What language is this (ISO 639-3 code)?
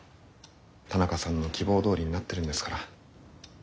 jpn